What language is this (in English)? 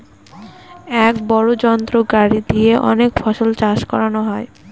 Bangla